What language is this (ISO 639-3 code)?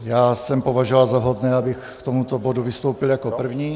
ces